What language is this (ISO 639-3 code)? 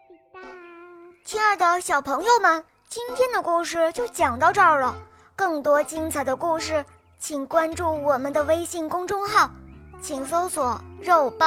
zho